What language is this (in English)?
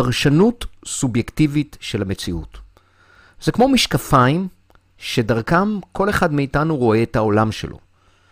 Hebrew